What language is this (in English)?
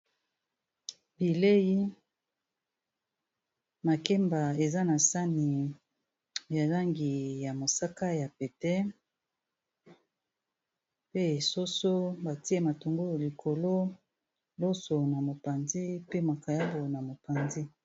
Lingala